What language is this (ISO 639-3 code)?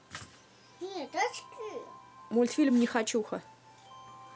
rus